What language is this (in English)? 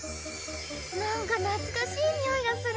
Japanese